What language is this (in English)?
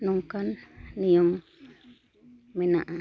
Santali